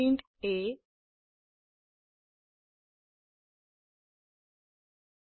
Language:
Assamese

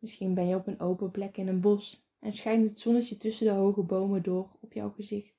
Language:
Dutch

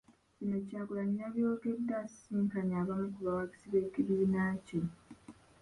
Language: Ganda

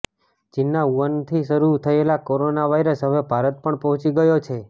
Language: Gujarati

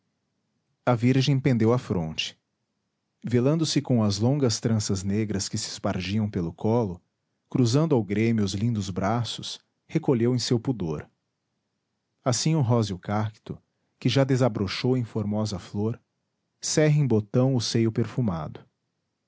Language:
Portuguese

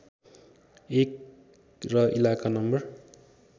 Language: Nepali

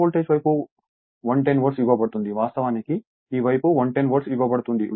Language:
Telugu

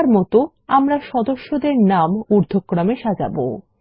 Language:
Bangla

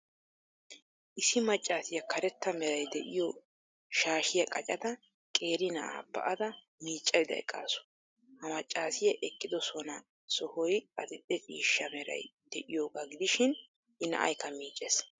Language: Wolaytta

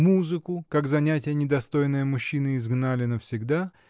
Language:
Russian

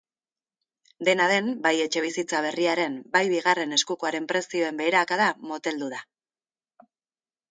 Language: Basque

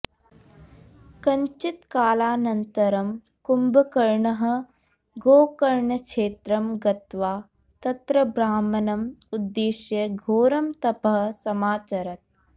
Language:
Sanskrit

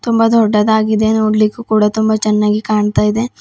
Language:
Kannada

